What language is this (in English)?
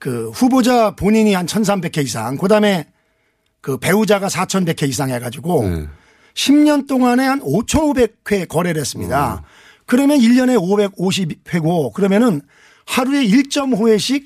Korean